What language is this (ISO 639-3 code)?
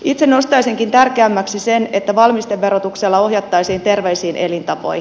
fin